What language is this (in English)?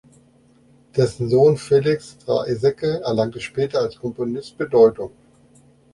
German